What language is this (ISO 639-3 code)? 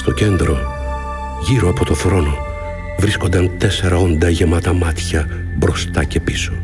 ell